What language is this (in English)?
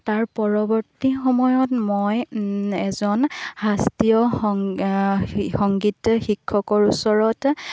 Assamese